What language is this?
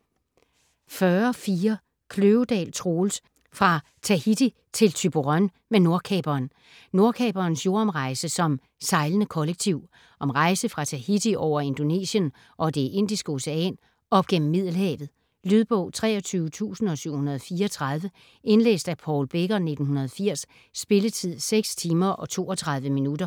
Danish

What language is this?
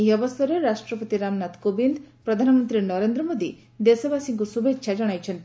Odia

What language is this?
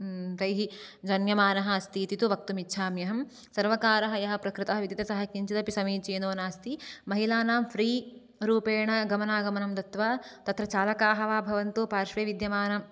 Sanskrit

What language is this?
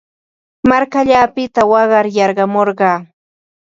Ambo-Pasco Quechua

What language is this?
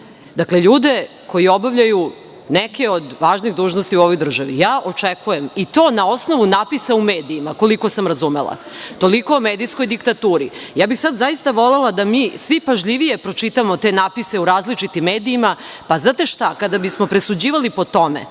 Serbian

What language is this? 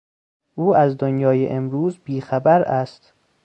Persian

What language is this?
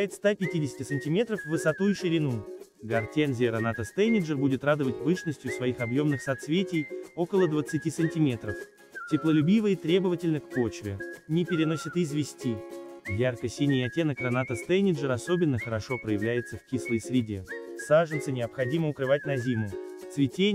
Russian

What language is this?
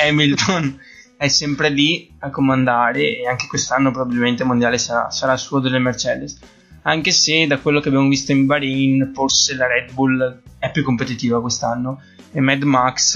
Italian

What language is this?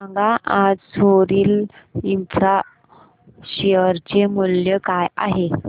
Marathi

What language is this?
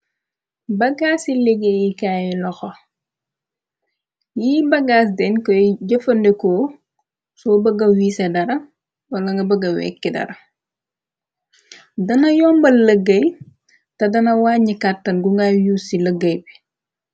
Wolof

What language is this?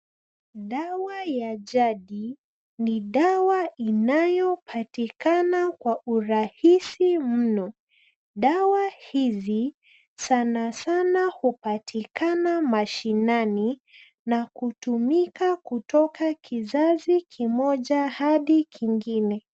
Swahili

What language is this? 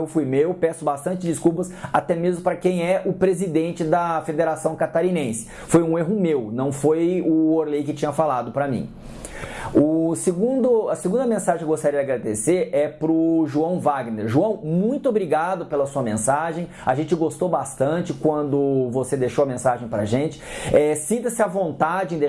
Portuguese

